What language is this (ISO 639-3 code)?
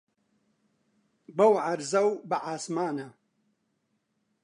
ckb